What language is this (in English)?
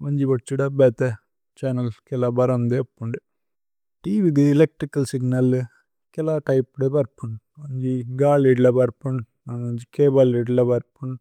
Tulu